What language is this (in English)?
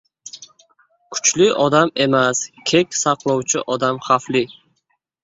Uzbek